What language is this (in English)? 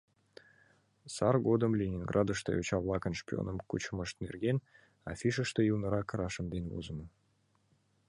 Mari